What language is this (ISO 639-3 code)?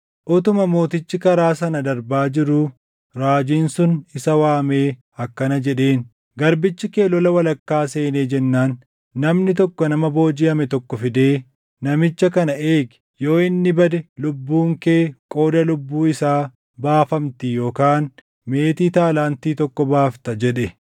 orm